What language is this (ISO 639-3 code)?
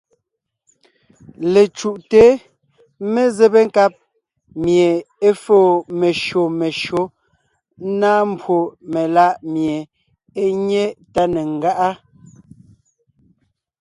nnh